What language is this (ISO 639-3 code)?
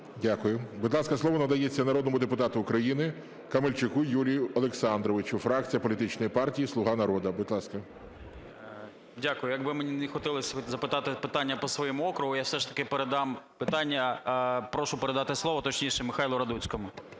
ukr